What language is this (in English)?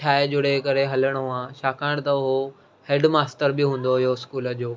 Sindhi